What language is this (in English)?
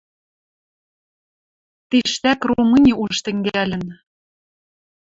Western Mari